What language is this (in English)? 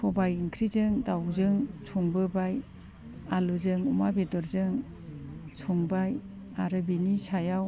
Bodo